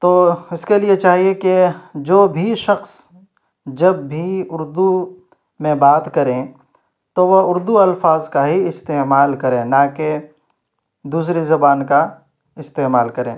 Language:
Urdu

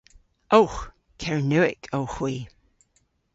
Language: Cornish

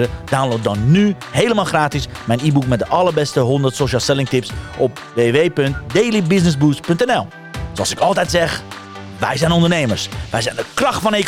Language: Dutch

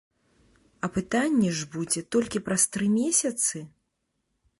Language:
Belarusian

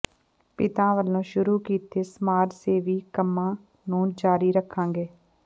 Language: Punjabi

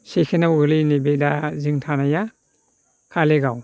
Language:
Bodo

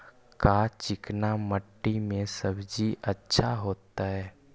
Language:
Magahi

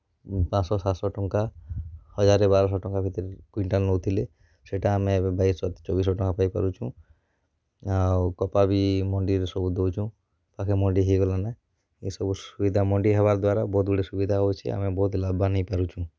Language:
Odia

